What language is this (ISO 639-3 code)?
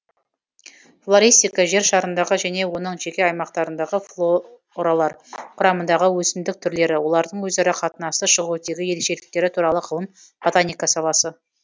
kaz